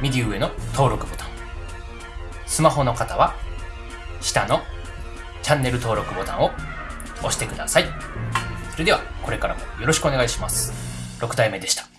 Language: Japanese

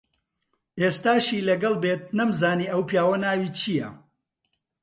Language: Central Kurdish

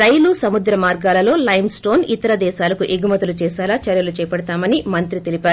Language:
Telugu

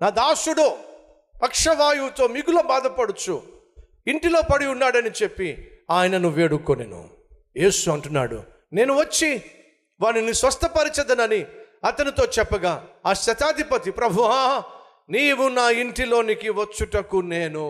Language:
Telugu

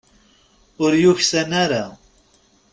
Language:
Kabyle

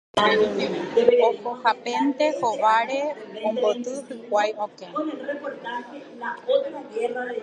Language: Guarani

